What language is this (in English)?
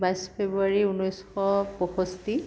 Assamese